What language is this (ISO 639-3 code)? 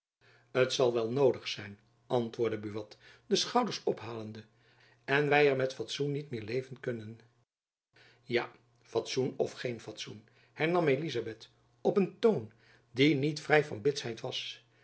nld